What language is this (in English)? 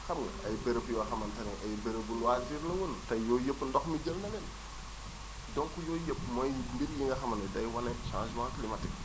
Wolof